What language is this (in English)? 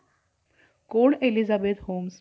Marathi